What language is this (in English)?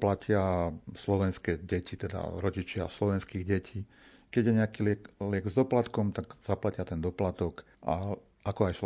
Slovak